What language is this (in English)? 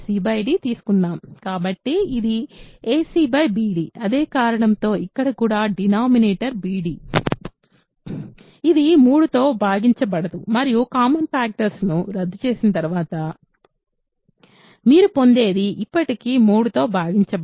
Telugu